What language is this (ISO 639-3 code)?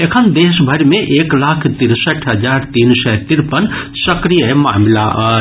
mai